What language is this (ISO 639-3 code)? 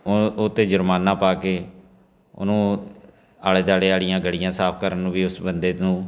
pan